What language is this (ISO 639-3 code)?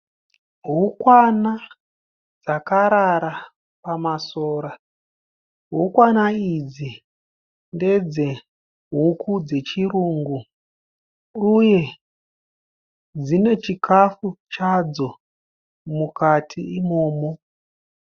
sna